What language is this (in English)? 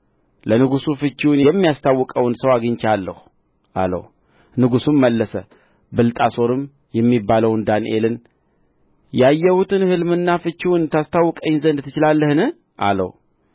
Amharic